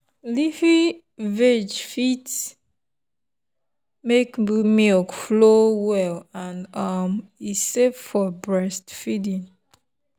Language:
Nigerian Pidgin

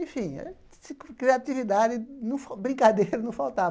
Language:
Portuguese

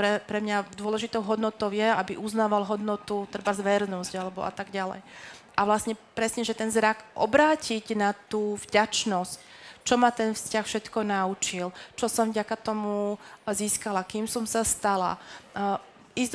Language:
Slovak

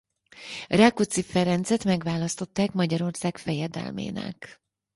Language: Hungarian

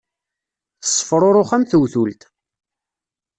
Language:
Kabyle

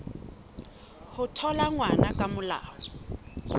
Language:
Southern Sotho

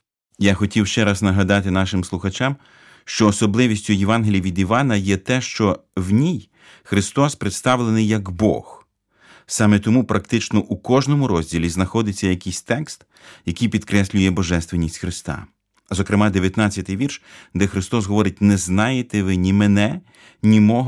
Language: Ukrainian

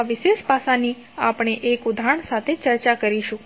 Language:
Gujarati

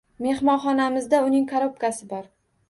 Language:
Uzbek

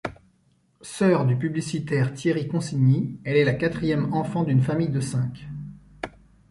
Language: French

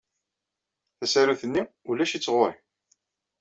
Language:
Kabyle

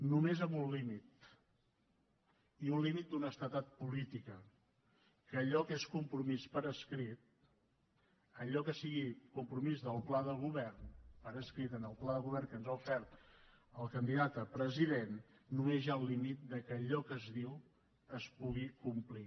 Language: Catalan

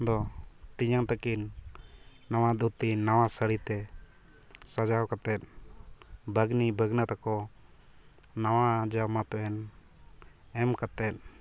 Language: Santali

